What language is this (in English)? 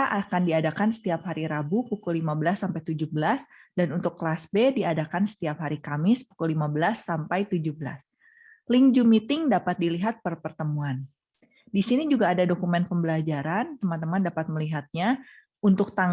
Indonesian